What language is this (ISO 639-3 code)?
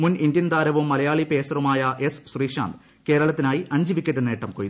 mal